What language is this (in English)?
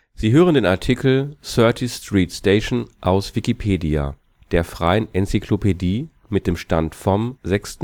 German